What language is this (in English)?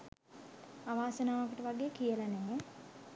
Sinhala